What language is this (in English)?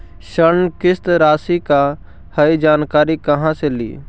Magahi